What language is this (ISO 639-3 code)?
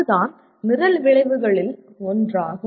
tam